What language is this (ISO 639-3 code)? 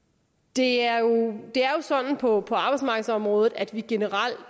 dan